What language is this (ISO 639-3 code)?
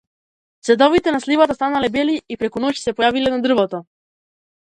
mkd